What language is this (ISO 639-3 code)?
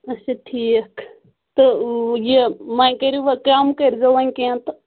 kas